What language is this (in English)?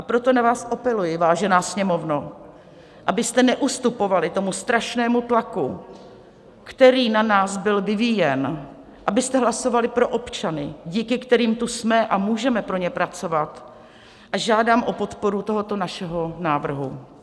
Czech